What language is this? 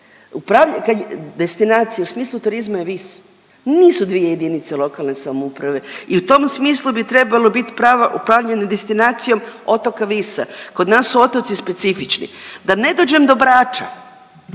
Croatian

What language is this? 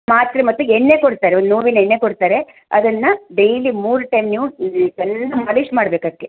Kannada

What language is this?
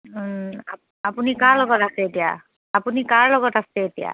Assamese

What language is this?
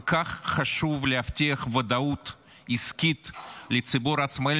Hebrew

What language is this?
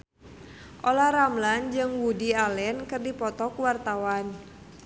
Sundanese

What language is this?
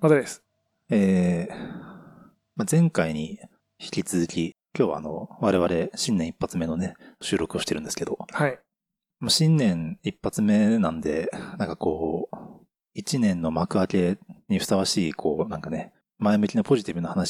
Japanese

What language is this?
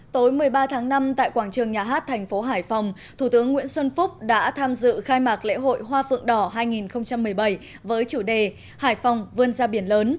Vietnamese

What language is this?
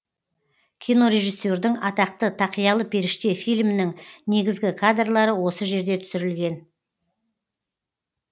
Kazakh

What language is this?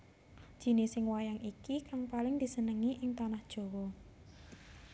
Javanese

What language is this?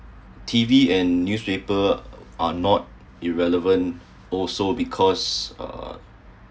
English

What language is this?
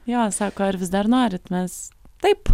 Lithuanian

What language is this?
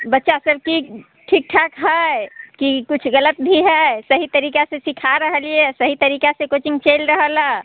Maithili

